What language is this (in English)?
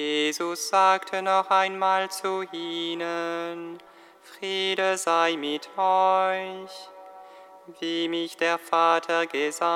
German